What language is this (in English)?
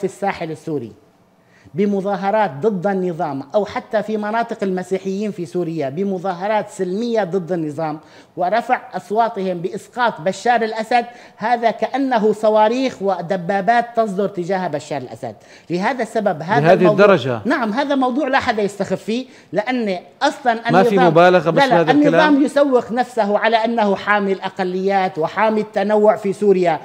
Arabic